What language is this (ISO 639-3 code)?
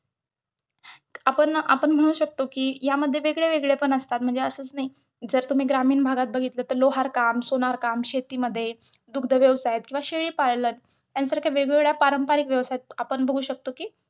mar